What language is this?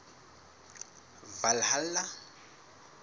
Southern Sotho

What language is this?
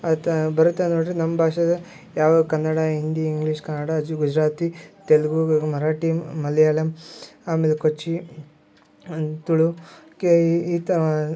Kannada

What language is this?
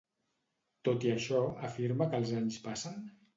Catalan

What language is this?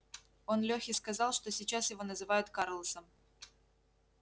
Russian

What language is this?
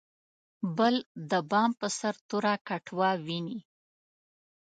Pashto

